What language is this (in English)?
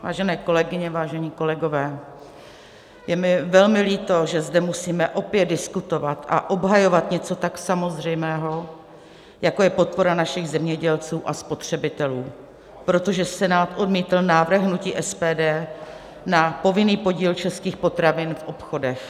Czech